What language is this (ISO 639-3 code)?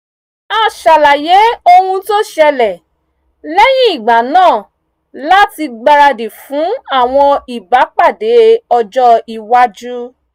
yor